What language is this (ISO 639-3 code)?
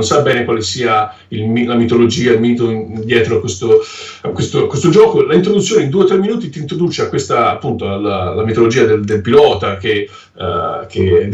ita